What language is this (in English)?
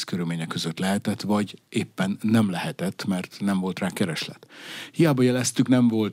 Hungarian